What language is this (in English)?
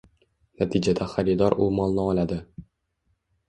Uzbek